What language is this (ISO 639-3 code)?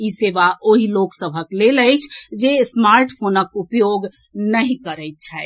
mai